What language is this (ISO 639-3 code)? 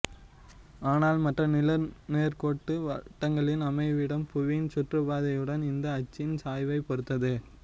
tam